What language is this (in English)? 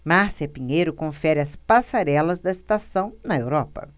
Portuguese